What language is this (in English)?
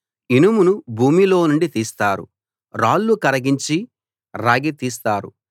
Telugu